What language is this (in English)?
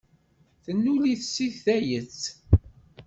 Kabyle